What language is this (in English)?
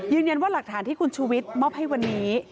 Thai